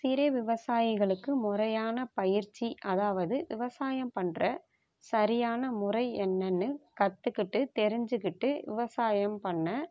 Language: Tamil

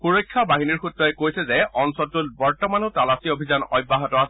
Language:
Assamese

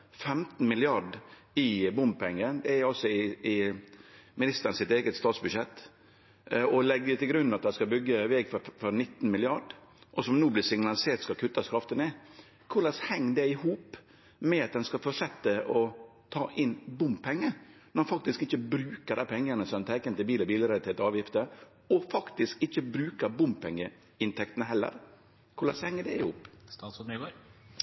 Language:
Norwegian Nynorsk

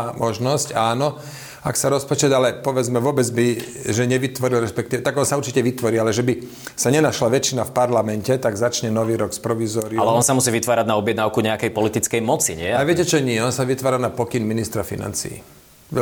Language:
Slovak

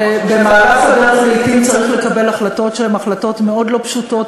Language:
Hebrew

